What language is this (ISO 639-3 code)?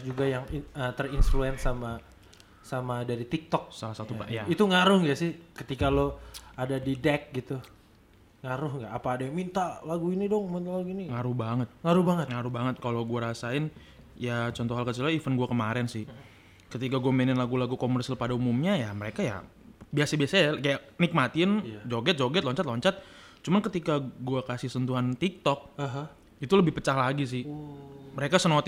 ind